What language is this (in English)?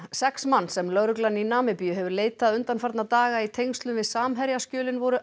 Icelandic